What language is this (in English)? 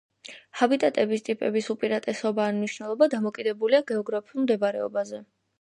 Georgian